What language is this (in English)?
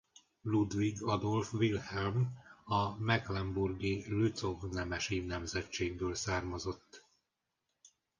Hungarian